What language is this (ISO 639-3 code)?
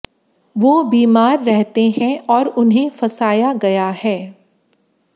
hin